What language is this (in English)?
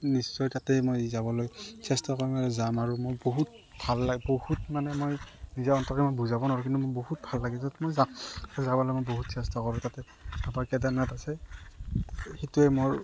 Assamese